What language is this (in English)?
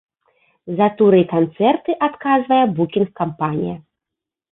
Belarusian